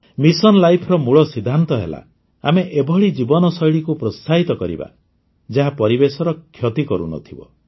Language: Odia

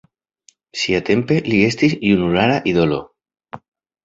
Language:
Esperanto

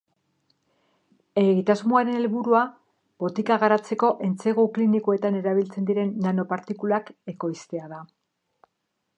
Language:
Basque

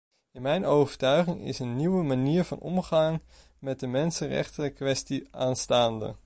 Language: Dutch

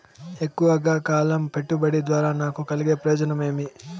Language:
Telugu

